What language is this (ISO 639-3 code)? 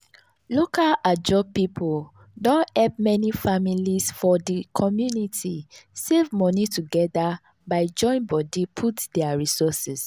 pcm